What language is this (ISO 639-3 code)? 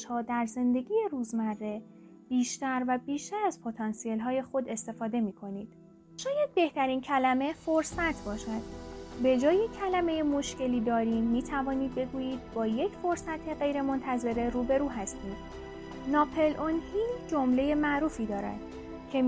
fas